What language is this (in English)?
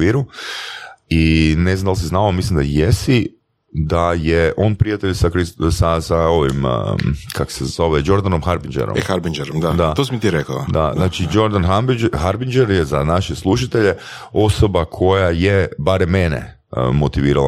Croatian